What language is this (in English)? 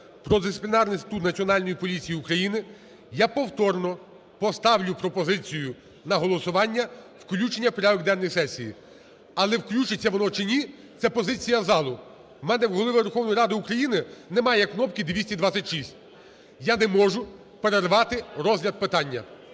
Ukrainian